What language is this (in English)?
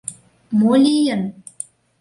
Mari